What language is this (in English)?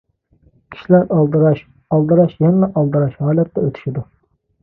Uyghur